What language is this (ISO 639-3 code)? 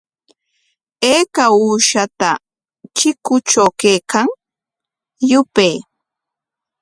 qwa